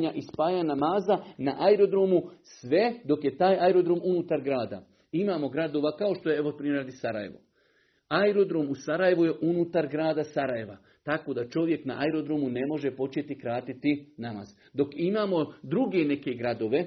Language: Croatian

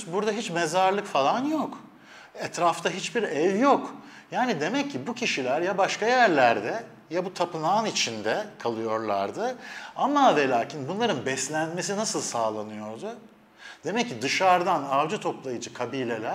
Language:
Turkish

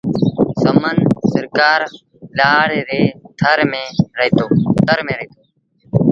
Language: Sindhi Bhil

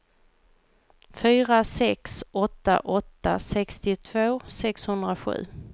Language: Swedish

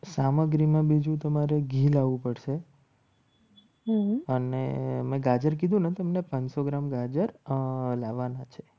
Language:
Gujarati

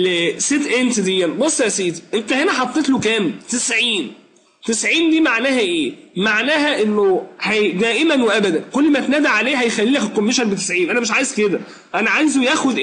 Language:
Arabic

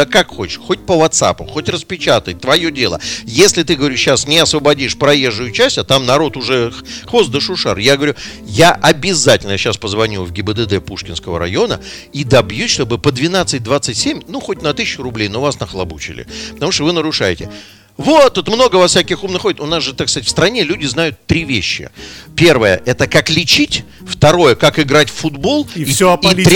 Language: Russian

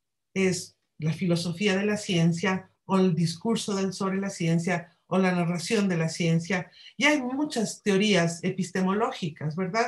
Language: Spanish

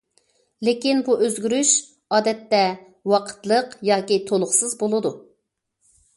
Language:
Uyghur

